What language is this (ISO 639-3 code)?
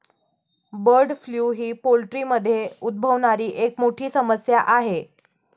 mar